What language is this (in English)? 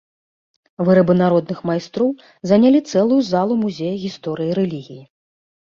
Belarusian